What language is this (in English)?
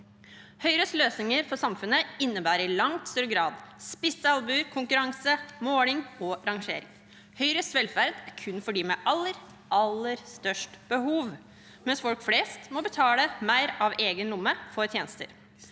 Norwegian